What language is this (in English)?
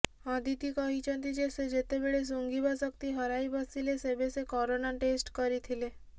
Odia